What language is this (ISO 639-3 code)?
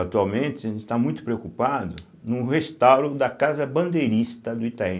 por